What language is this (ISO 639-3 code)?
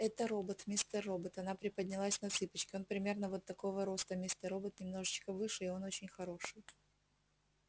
rus